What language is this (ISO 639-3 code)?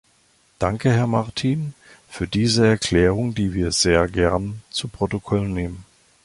deu